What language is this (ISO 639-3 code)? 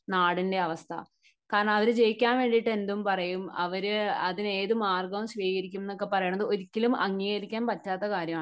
mal